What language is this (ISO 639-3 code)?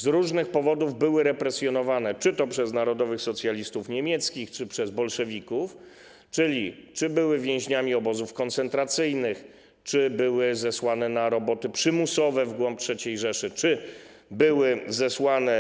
pol